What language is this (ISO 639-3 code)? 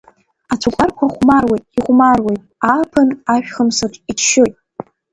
abk